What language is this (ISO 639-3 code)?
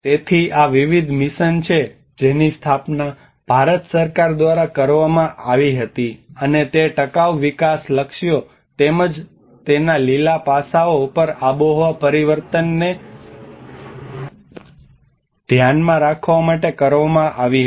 guj